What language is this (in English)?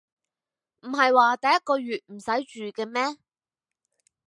Cantonese